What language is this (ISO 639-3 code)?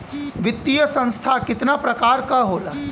bho